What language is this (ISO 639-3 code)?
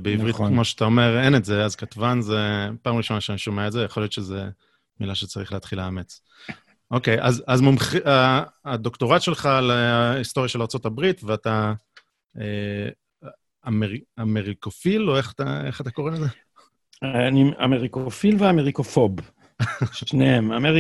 heb